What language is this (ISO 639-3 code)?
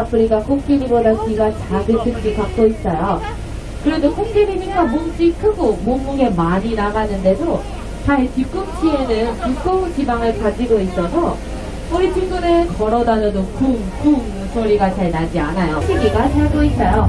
kor